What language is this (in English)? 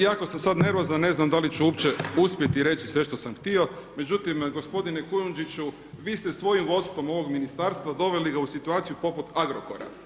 Croatian